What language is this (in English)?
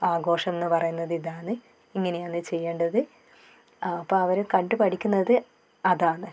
Malayalam